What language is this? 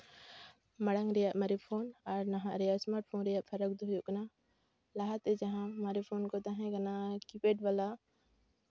Santali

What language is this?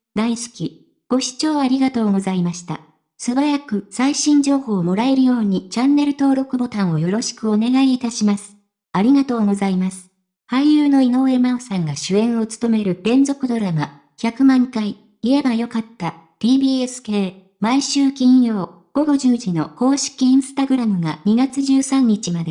Japanese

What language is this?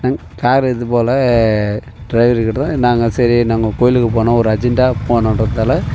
Tamil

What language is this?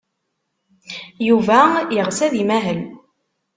Kabyle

